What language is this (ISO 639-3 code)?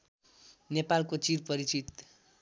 nep